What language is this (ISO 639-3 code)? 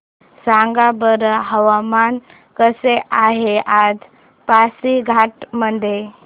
mar